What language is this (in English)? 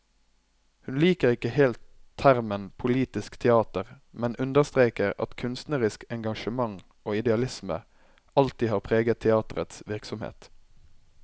Norwegian